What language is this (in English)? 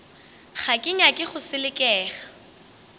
Northern Sotho